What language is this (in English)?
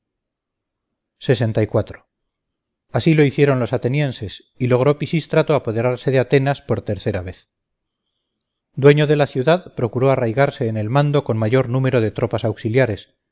Spanish